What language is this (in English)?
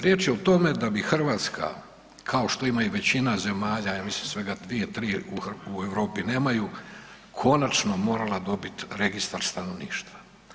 Croatian